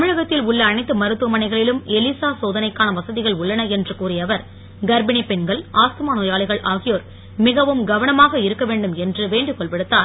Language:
Tamil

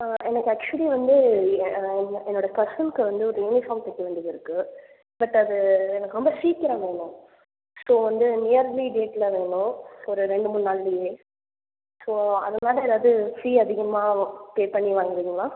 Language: Tamil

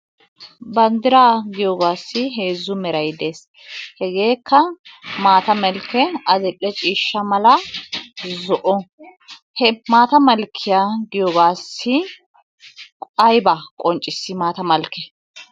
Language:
Wolaytta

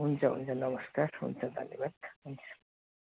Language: Nepali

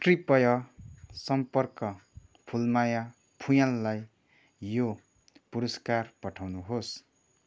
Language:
Nepali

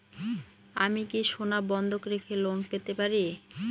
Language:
Bangla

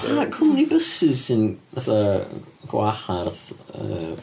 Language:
Welsh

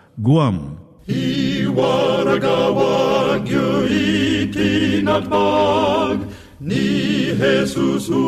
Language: Filipino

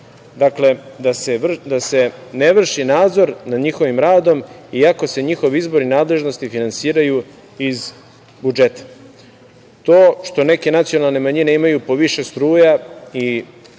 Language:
Serbian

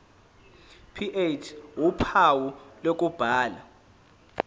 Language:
Zulu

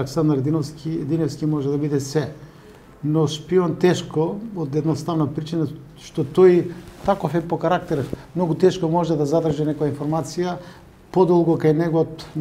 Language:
Macedonian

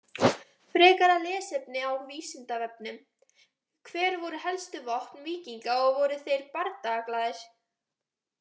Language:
Icelandic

